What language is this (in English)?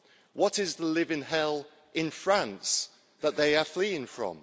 English